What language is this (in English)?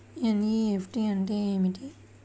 Telugu